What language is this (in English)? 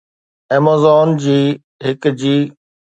Sindhi